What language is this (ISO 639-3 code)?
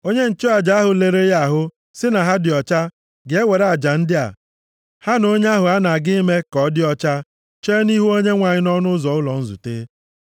ibo